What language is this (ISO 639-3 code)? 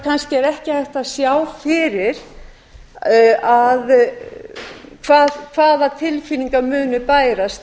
isl